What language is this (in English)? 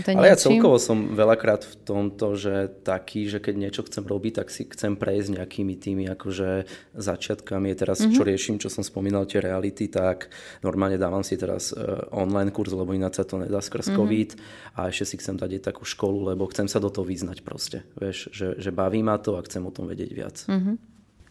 Slovak